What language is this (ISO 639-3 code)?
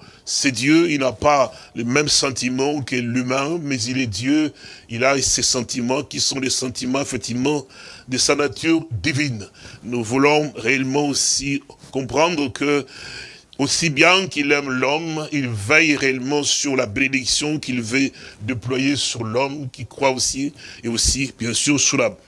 fra